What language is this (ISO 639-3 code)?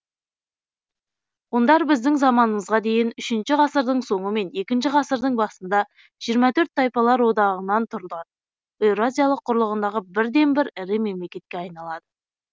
kaz